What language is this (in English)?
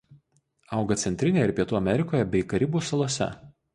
Lithuanian